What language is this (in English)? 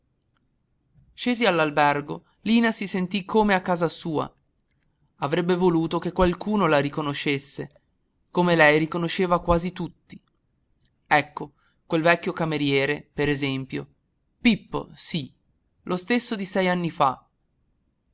Italian